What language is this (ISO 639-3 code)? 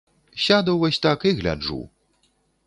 bel